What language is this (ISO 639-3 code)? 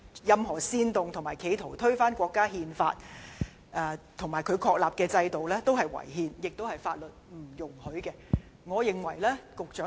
yue